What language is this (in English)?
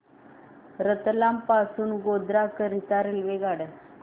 Marathi